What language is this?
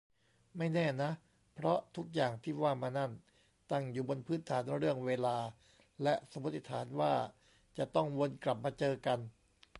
Thai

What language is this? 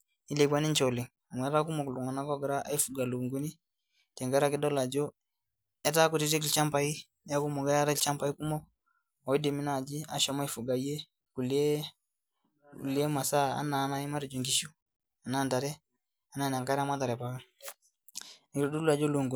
Masai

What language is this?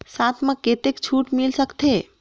Chhattisgarhi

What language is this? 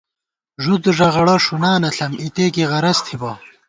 Gawar-Bati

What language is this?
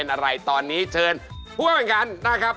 Thai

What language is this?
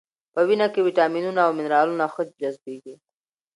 Pashto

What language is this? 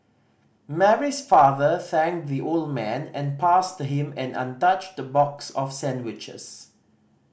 English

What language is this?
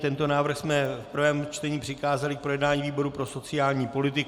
Czech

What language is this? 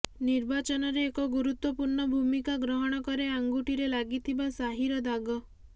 Odia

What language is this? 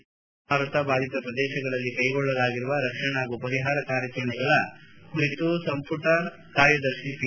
Kannada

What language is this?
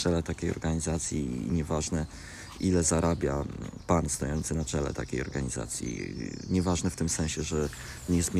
Polish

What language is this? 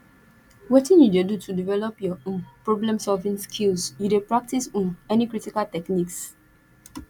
Nigerian Pidgin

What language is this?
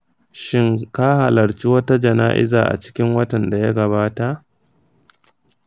Hausa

